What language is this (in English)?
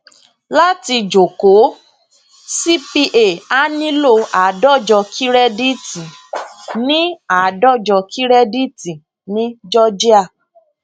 Yoruba